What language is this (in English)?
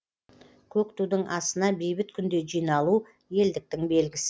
Kazakh